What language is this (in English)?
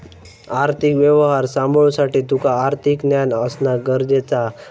Marathi